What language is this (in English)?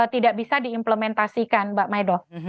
Indonesian